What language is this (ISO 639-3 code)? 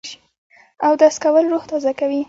pus